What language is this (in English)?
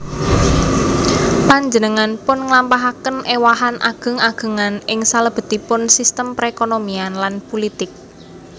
Javanese